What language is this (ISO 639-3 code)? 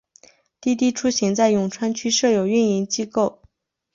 zho